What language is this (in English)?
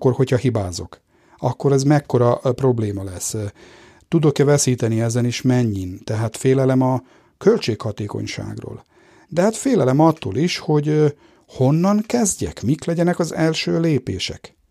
Hungarian